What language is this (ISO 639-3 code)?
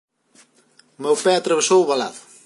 glg